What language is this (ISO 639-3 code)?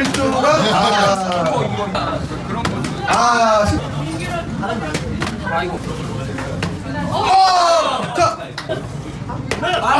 kor